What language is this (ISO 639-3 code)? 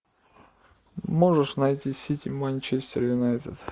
rus